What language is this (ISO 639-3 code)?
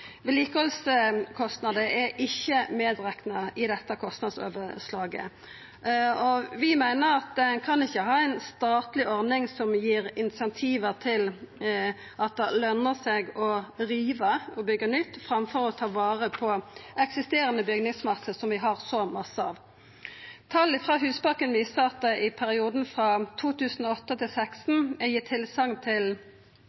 nno